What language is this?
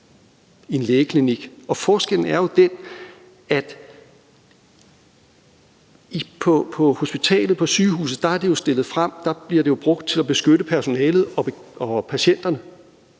Danish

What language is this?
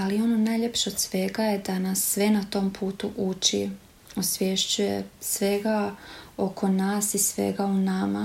Croatian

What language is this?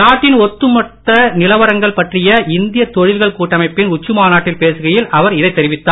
Tamil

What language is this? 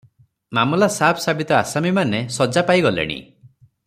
Odia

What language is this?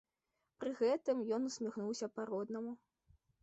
Belarusian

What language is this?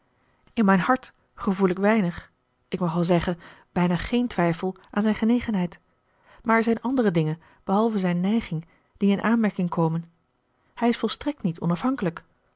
Dutch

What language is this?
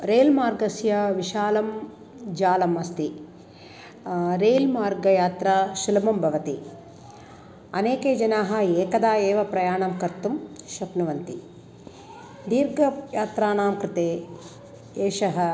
Sanskrit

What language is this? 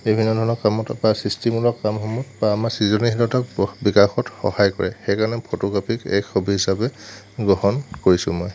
Assamese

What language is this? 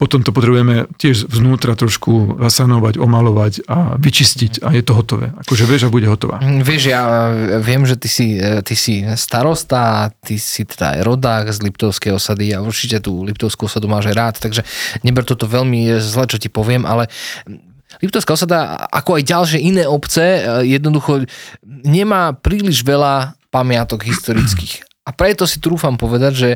Slovak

